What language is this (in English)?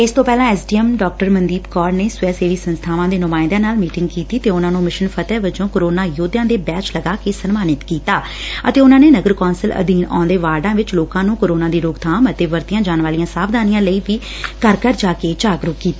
Punjabi